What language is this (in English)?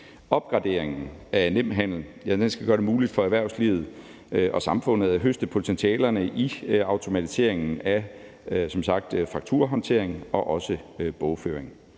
Danish